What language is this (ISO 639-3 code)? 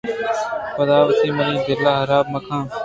bgp